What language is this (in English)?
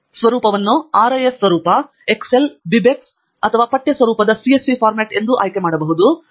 Kannada